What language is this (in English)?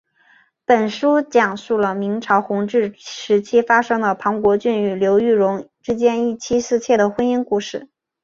Chinese